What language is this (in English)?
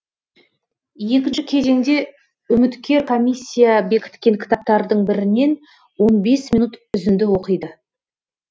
Kazakh